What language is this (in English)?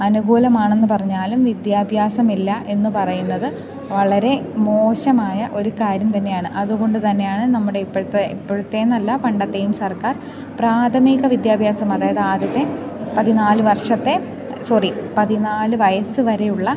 Malayalam